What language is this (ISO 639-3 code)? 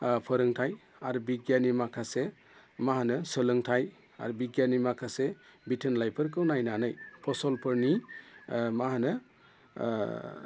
brx